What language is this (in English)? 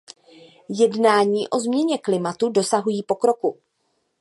Czech